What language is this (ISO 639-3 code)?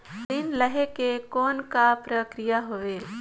hne